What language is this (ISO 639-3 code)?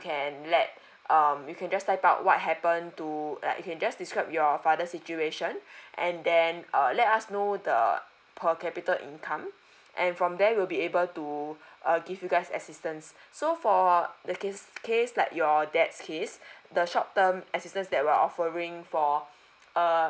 eng